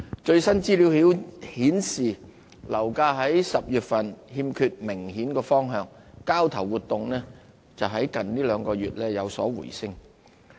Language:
Cantonese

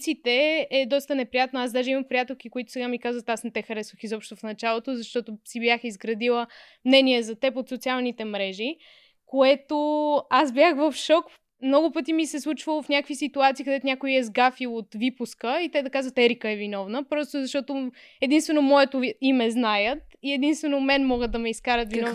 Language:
Bulgarian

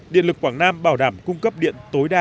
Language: Vietnamese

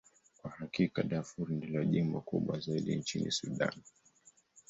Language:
Swahili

